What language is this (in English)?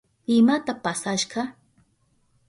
Southern Pastaza Quechua